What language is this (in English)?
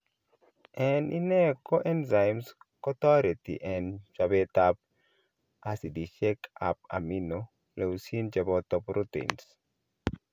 Kalenjin